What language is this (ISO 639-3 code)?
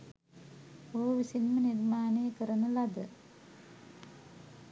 sin